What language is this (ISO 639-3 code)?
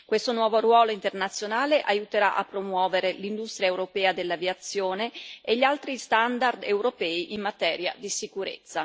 ita